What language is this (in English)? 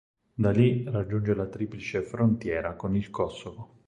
Italian